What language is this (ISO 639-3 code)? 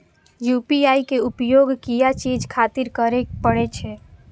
mai